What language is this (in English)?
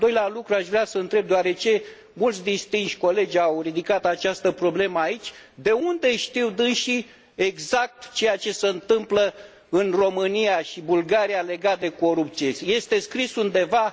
Romanian